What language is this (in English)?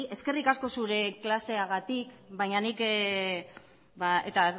Basque